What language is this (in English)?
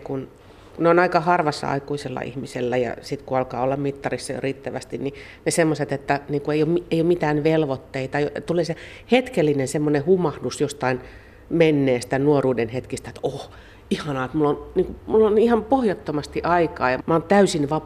Finnish